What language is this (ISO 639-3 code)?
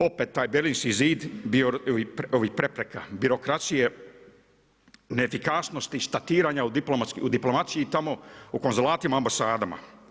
hrv